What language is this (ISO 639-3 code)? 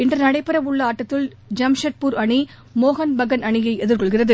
tam